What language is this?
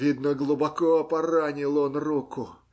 Russian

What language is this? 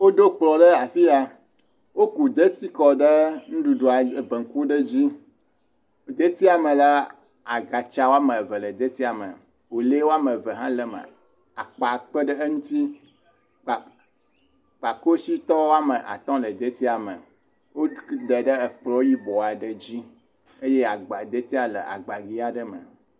Ewe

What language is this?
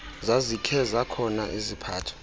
Xhosa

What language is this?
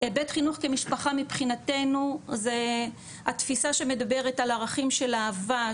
Hebrew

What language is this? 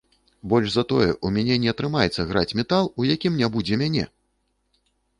Belarusian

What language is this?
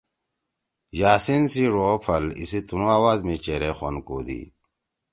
Torwali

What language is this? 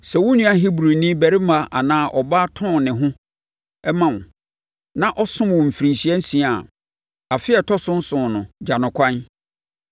Akan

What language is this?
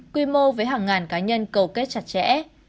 Vietnamese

